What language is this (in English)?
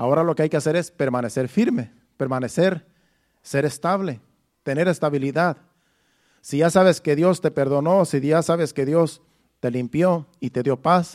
Spanish